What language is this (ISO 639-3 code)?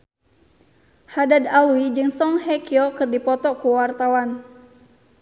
sun